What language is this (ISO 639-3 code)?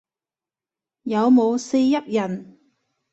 yue